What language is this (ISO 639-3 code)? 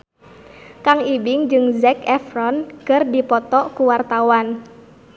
sun